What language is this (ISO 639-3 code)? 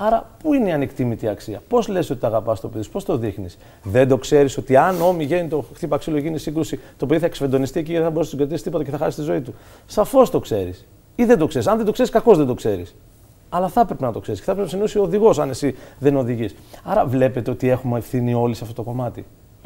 ell